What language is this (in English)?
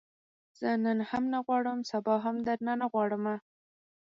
Pashto